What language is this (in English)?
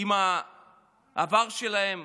Hebrew